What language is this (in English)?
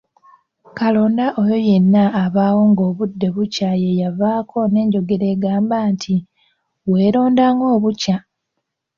Ganda